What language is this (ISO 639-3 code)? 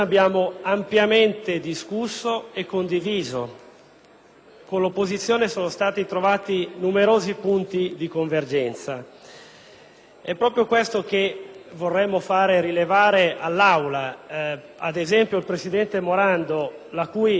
ita